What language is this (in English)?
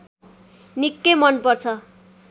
Nepali